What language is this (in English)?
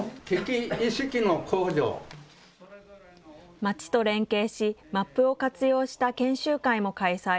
Japanese